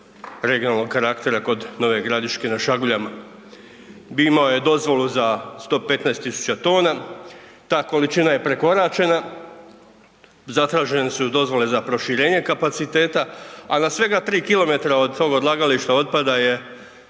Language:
Croatian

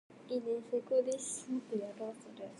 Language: Japanese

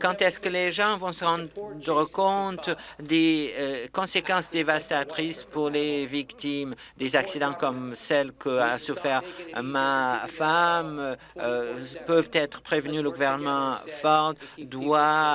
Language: French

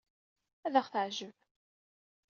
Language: Kabyle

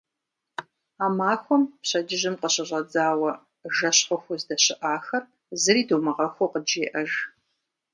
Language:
Kabardian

